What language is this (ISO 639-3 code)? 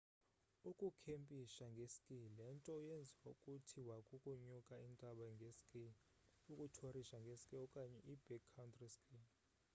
xho